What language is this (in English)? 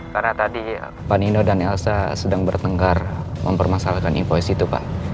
Indonesian